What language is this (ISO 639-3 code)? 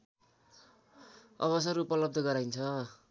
nep